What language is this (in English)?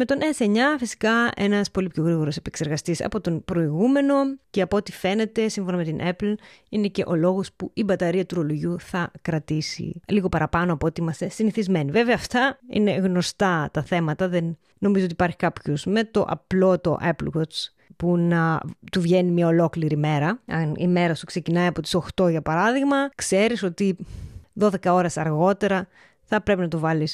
Greek